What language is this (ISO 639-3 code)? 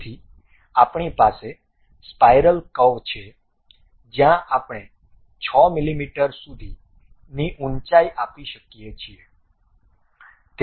guj